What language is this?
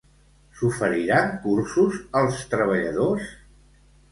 Catalan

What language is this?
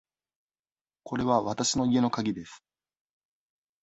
Japanese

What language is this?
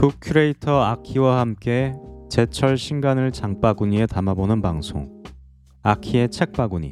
Korean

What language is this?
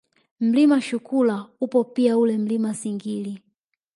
Swahili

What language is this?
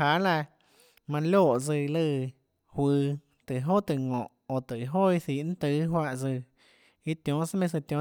Tlacoatzintepec Chinantec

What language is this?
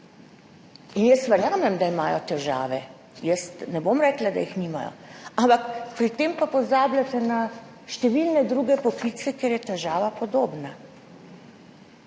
Slovenian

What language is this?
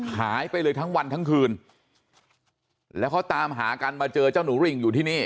Thai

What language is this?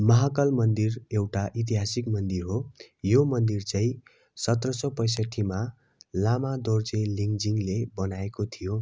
Nepali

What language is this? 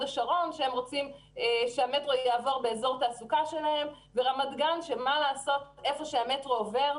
Hebrew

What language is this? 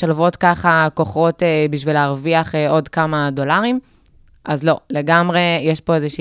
Hebrew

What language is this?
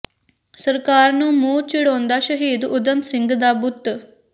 Punjabi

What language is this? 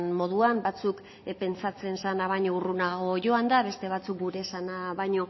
Basque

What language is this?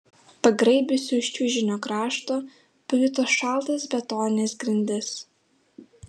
Lithuanian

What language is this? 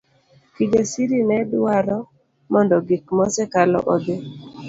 Luo (Kenya and Tanzania)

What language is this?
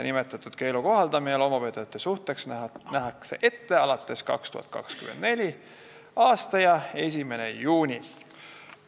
Estonian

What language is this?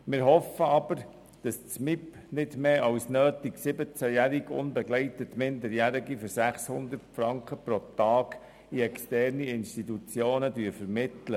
Swiss German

